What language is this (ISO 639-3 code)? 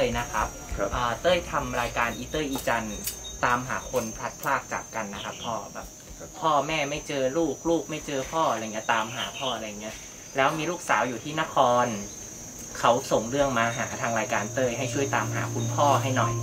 tha